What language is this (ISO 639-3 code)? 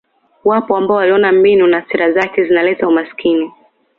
swa